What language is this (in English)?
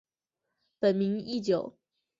Chinese